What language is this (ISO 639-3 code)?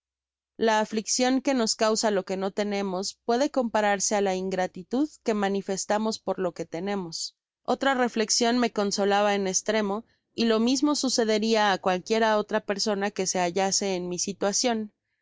spa